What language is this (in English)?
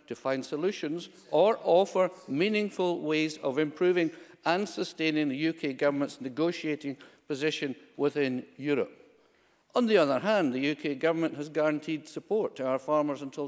English